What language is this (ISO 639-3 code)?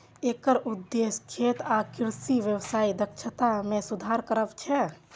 mai